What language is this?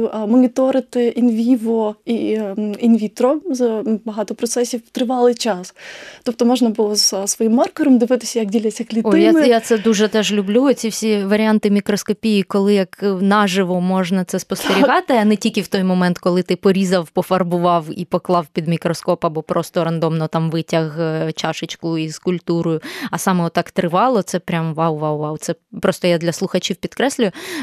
Ukrainian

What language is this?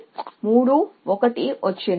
Telugu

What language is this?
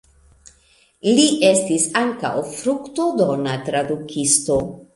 Esperanto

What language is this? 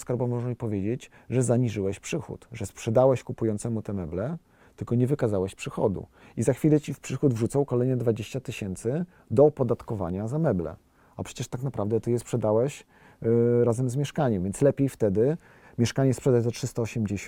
Polish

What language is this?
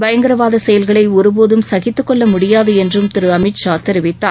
Tamil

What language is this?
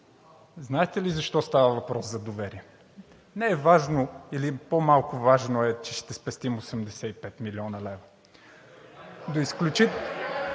Bulgarian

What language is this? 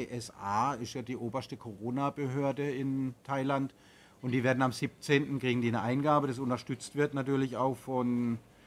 German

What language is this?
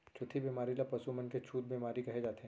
Chhattisgarhi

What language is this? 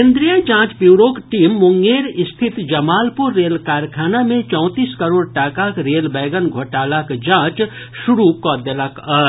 Maithili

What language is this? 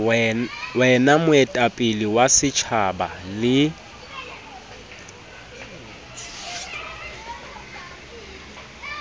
Southern Sotho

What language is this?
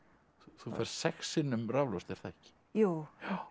Icelandic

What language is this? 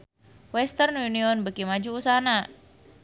Sundanese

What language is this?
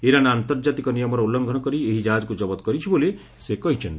Odia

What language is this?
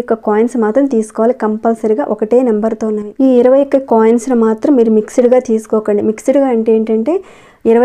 Telugu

